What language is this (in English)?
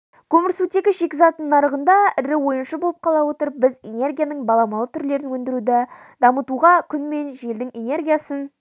Kazakh